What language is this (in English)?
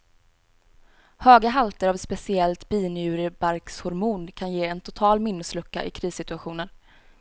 Swedish